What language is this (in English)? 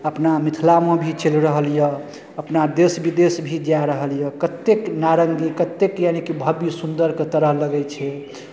Maithili